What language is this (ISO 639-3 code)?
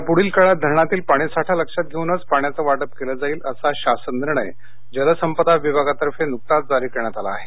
mar